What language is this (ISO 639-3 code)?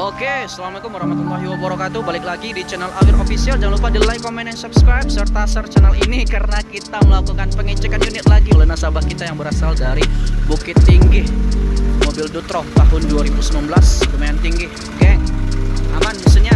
ind